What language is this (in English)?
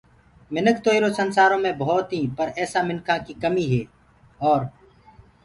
Gurgula